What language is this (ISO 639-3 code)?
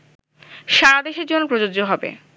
ben